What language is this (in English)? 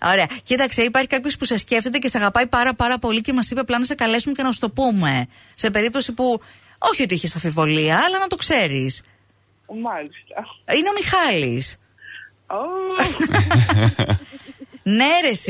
Greek